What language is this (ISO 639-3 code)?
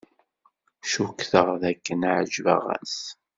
kab